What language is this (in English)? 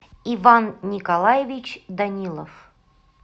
Russian